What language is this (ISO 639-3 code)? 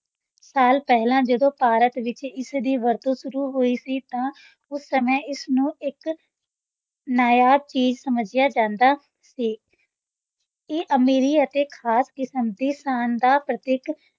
pan